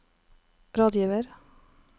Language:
Norwegian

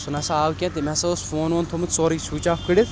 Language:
Kashmiri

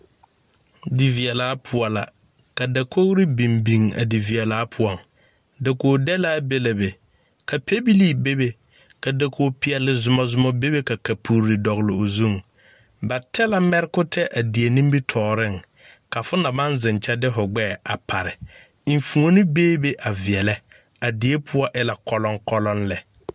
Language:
Southern Dagaare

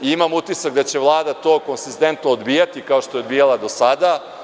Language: Serbian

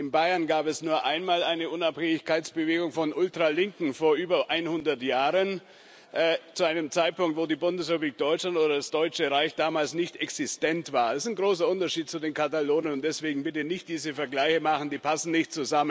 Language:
German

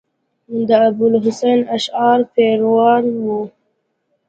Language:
Pashto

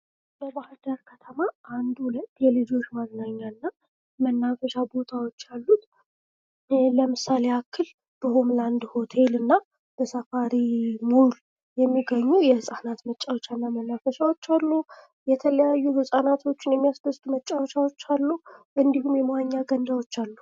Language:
Amharic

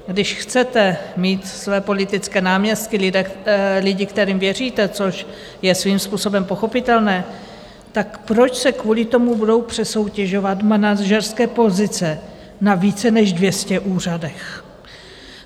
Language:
Czech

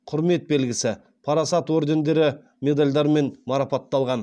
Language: Kazakh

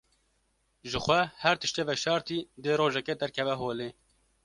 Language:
Kurdish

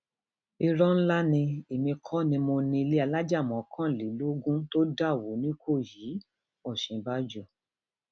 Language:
Yoruba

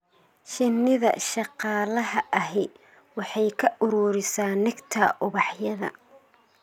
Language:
Somali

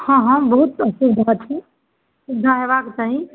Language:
Maithili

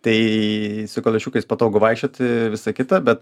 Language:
Lithuanian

